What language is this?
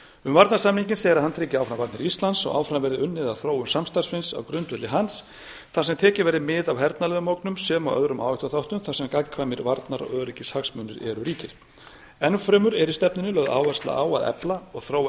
Icelandic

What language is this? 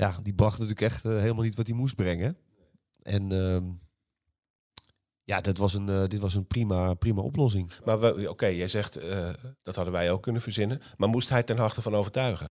Dutch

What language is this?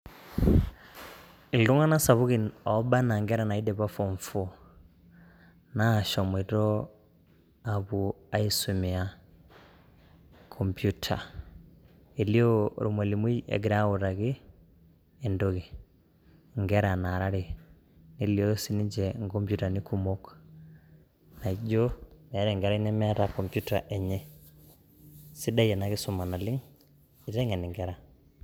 Masai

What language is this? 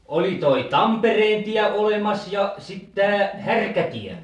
Finnish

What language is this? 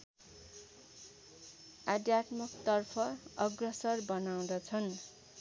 Nepali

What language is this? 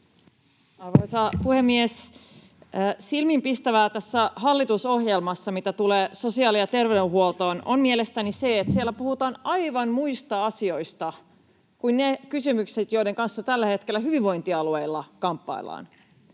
Finnish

